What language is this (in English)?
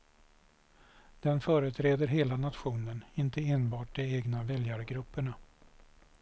Swedish